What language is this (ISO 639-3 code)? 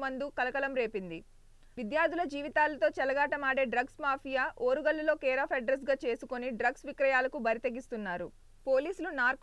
tel